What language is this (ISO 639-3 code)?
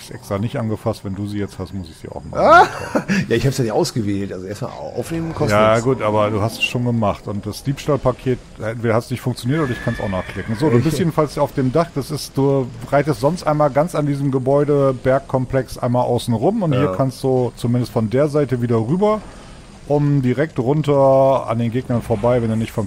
deu